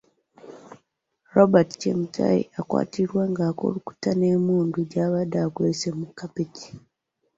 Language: Ganda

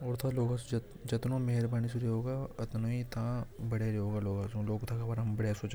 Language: Hadothi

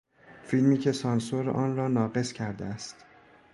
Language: Persian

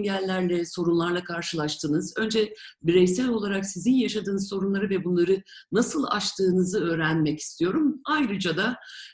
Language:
Turkish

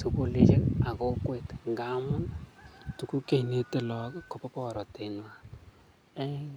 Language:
Kalenjin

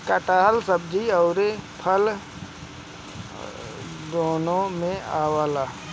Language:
Bhojpuri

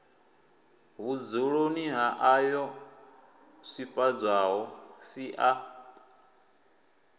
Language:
Venda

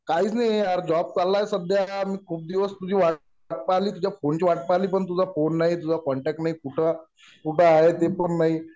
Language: Marathi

